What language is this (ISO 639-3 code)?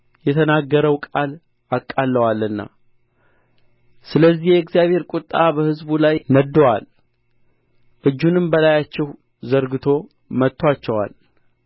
amh